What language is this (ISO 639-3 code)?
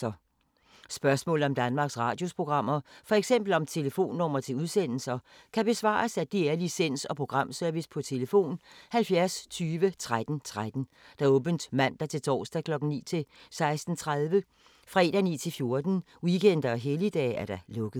dan